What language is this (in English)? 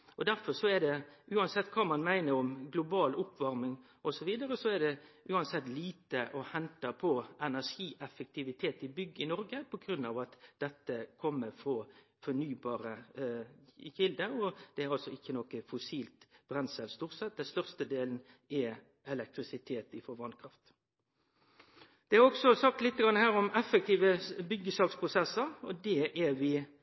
Norwegian Nynorsk